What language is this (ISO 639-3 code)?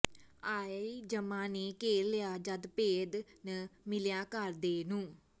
pan